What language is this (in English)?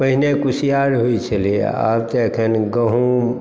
Maithili